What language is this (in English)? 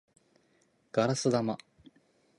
Japanese